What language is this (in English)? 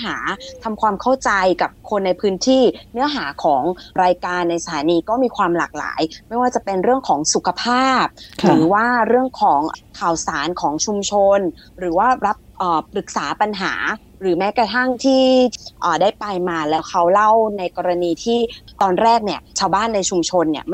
Thai